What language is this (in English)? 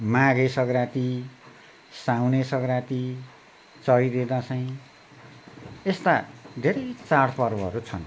Nepali